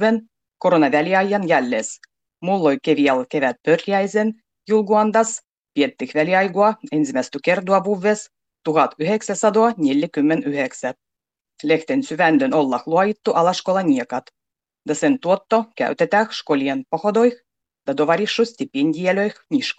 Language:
Finnish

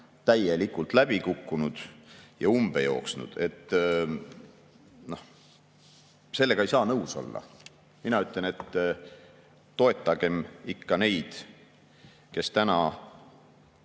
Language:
Estonian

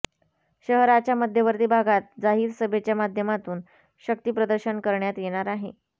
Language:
Marathi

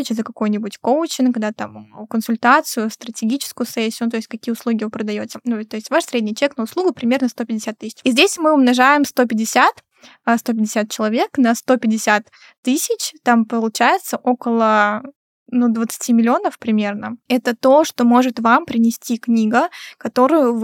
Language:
Russian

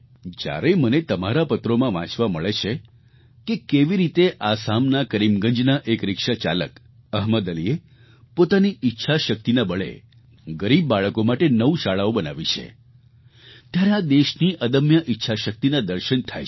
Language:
Gujarati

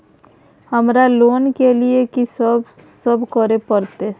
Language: Maithili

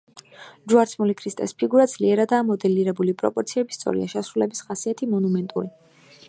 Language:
Georgian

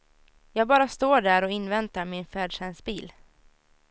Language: Swedish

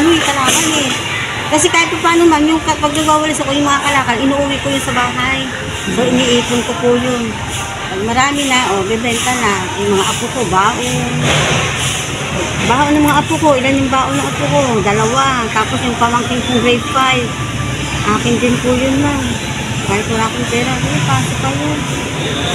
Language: Filipino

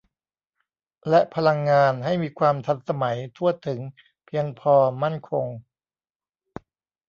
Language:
Thai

